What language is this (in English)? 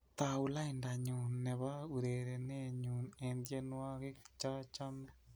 Kalenjin